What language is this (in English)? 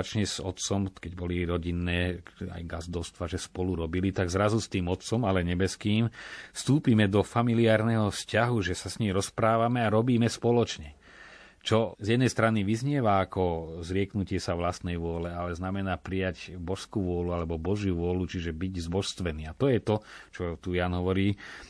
Slovak